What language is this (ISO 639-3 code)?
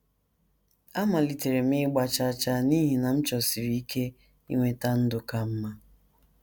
ibo